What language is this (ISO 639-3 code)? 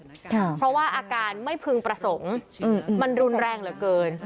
tha